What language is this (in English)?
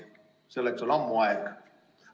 Estonian